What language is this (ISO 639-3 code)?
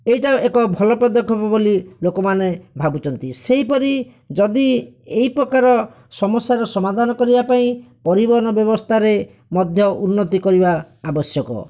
ori